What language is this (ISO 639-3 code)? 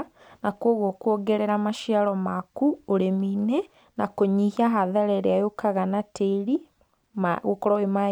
kik